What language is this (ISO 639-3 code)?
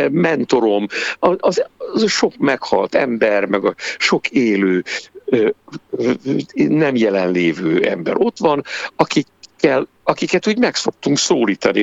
hun